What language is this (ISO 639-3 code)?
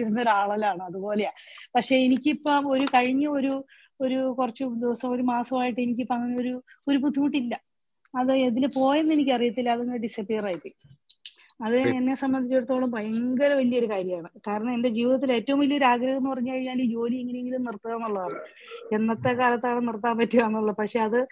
mal